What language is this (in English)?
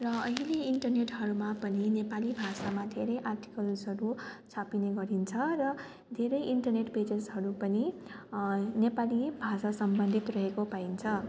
Nepali